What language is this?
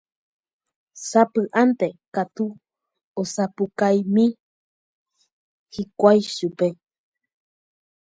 Guarani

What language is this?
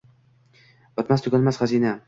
Uzbek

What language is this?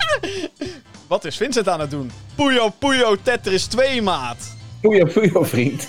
Dutch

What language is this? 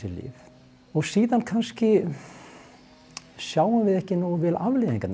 Icelandic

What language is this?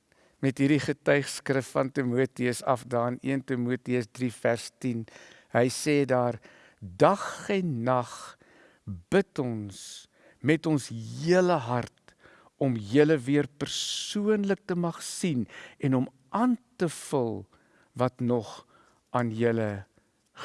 Dutch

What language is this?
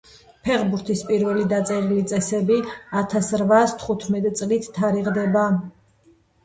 Georgian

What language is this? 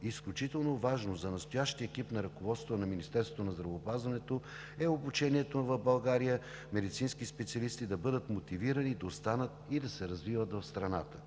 Bulgarian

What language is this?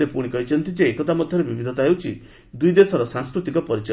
Odia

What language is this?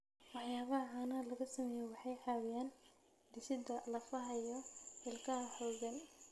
Somali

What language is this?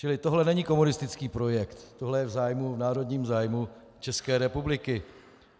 Czech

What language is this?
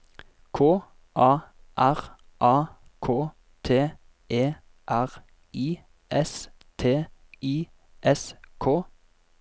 Norwegian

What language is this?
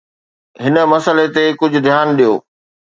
Sindhi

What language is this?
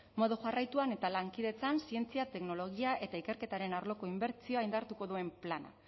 Basque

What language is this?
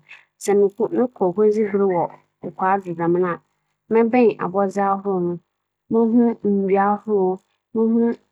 Akan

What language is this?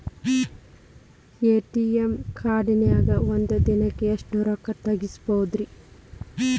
Kannada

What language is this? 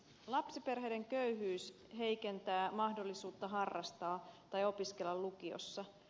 Finnish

